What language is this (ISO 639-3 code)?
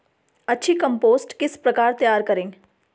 hin